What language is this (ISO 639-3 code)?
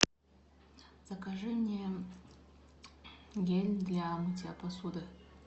rus